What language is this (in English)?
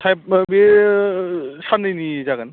Bodo